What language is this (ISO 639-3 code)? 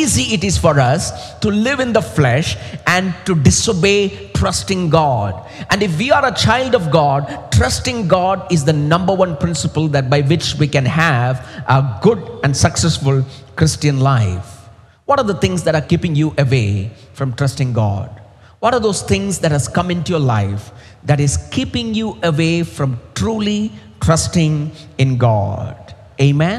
eng